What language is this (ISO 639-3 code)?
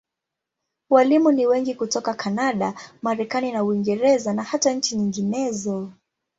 swa